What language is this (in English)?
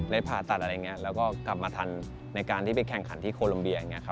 Thai